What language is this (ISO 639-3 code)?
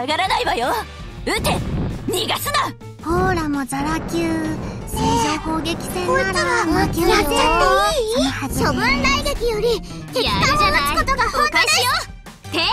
jpn